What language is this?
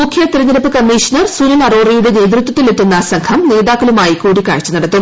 Malayalam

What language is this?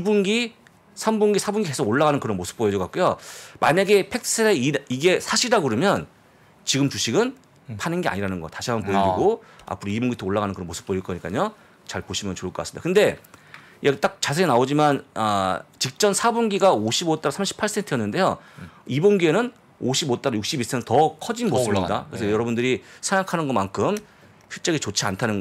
Korean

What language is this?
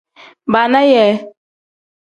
Tem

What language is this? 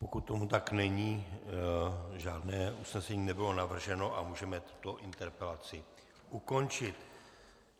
Czech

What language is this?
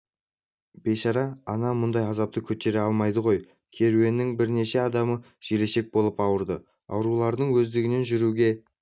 Kazakh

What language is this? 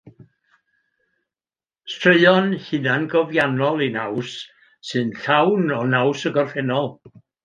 Welsh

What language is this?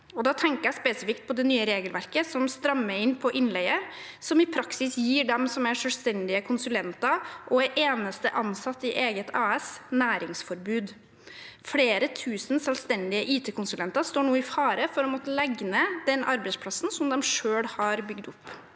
Norwegian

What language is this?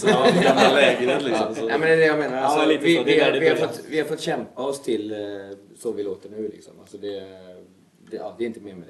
Swedish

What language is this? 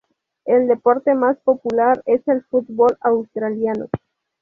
Spanish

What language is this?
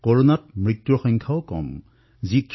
Assamese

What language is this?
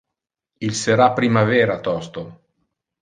Interlingua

